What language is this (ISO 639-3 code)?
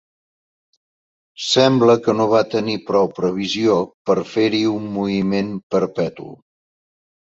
cat